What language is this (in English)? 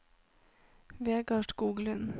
Norwegian